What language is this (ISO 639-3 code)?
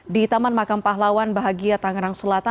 ind